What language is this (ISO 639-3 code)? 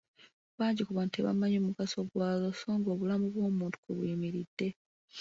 lug